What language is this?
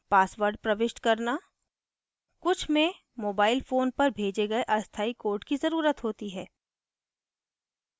Hindi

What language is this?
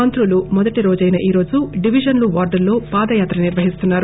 Telugu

